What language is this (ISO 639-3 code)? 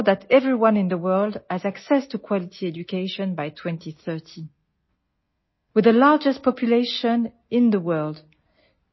mal